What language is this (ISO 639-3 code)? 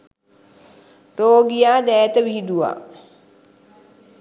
sin